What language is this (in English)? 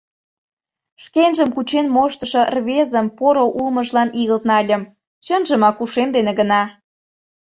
Mari